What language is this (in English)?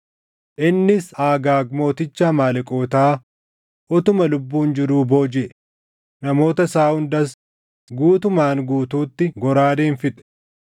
Oromo